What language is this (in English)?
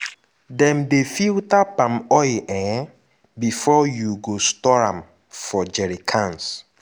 Nigerian Pidgin